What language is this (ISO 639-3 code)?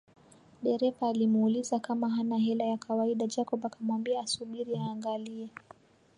swa